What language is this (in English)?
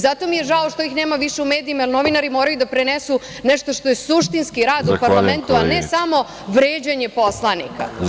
Serbian